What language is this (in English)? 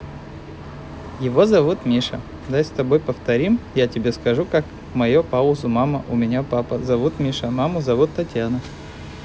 Russian